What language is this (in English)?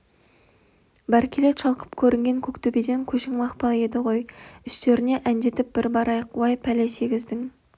Kazakh